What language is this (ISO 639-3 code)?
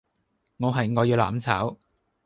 yue